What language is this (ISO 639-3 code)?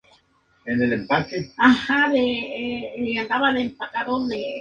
spa